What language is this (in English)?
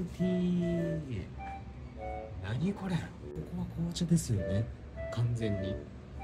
Japanese